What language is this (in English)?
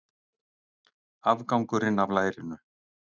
Icelandic